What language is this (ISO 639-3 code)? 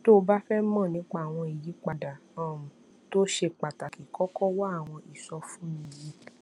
yor